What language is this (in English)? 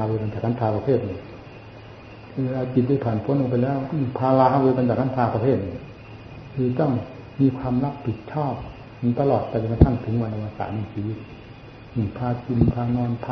Thai